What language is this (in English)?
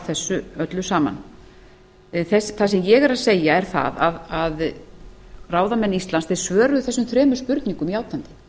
Icelandic